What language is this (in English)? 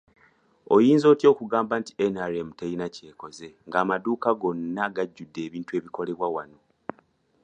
Ganda